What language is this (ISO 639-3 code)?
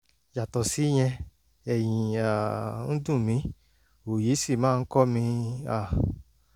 yor